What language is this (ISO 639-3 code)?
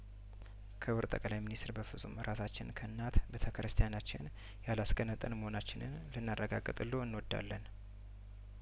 amh